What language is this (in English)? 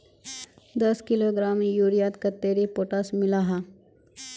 Magahi